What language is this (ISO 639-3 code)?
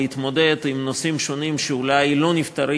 heb